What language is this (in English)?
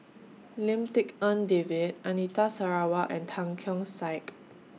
English